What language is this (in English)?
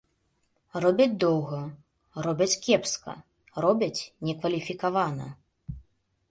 Belarusian